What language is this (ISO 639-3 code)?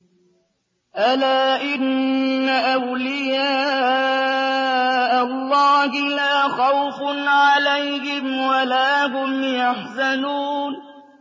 ara